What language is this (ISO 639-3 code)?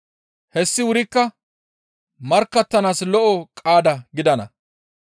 gmv